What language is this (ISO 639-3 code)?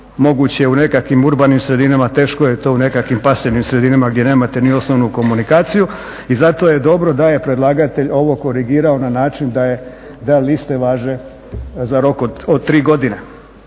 hrv